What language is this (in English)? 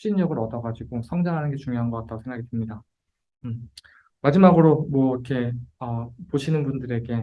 Korean